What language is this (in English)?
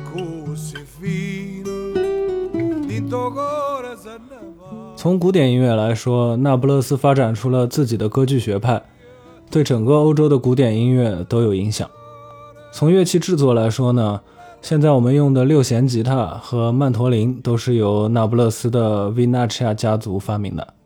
Chinese